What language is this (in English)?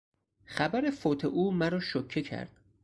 Persian